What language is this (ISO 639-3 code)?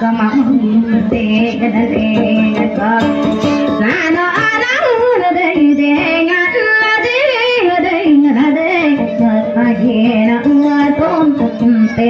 ind